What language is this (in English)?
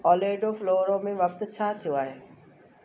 Sindhi